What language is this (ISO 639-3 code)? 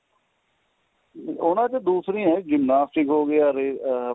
pan